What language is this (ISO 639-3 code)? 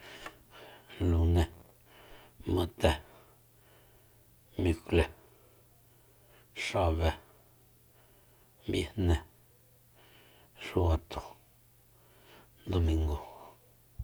vmp